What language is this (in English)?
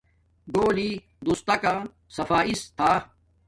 Domaaki